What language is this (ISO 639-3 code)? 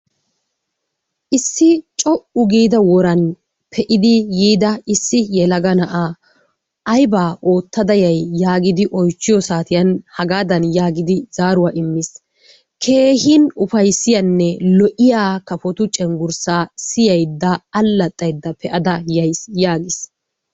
wal